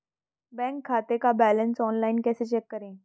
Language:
Hindi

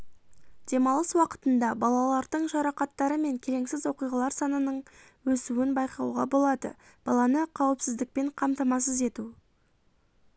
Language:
Kazakh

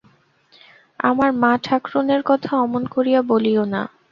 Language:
Bangla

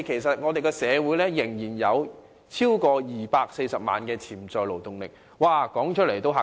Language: Cantonese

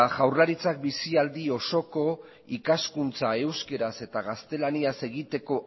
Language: Basque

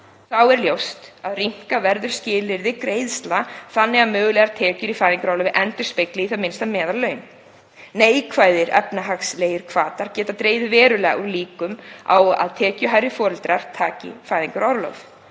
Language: Icelandic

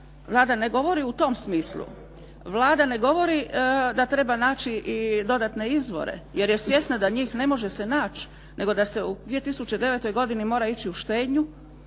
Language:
Croatian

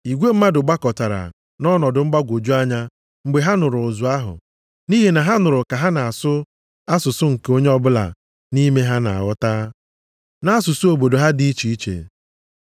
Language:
Igbo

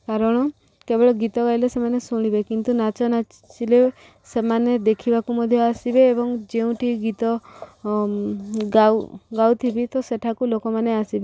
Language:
Odia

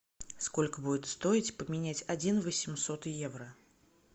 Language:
Russian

